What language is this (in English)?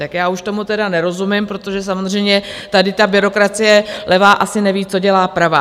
Czech